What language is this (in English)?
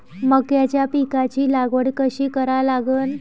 Marathi